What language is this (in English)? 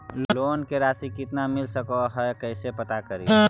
Magahi